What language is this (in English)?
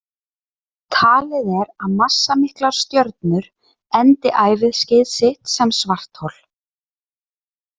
Icelandic